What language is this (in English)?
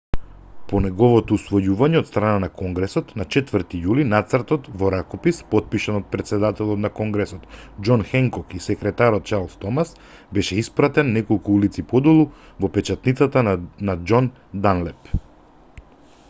Macedonian